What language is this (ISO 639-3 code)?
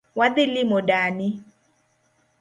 luo